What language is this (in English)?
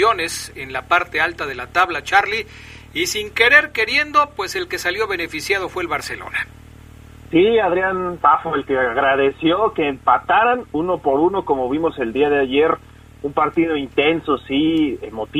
Spanish